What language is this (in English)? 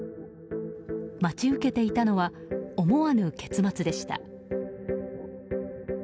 Japanese